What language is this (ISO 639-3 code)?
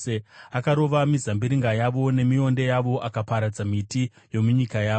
sna